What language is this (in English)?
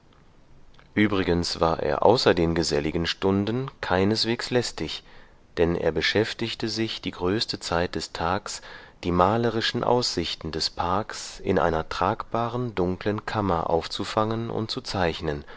German